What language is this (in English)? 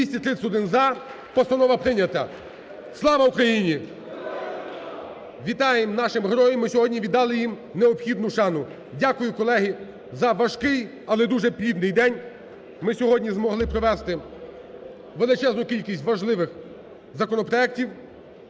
Ukrainian